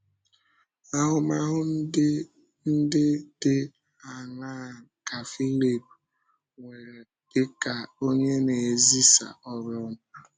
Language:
Igbo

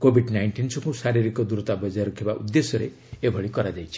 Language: Odia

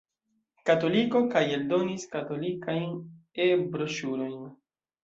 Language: Esperanto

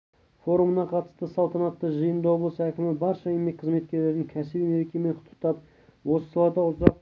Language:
Kazakh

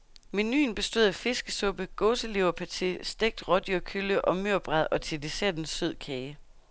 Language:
Danish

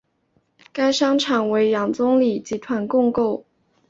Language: Chinese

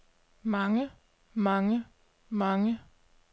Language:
Danish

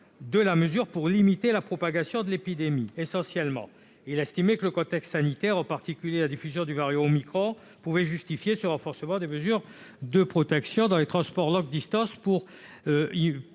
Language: French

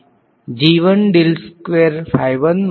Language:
Gujarati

